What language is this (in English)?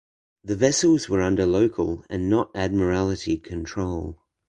English